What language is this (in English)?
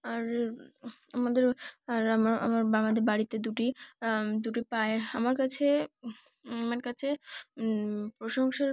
Bangla